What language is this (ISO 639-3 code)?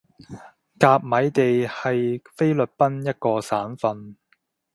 yue